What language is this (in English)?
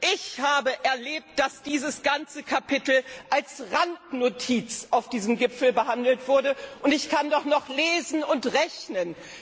German